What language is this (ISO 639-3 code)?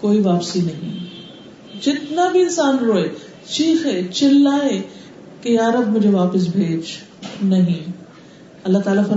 urd